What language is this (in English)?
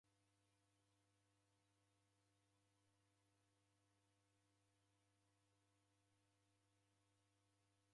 Taita